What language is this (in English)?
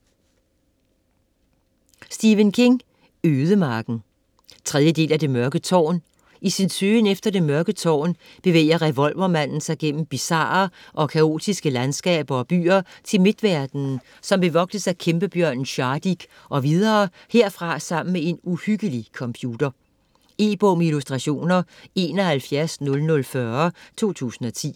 Danish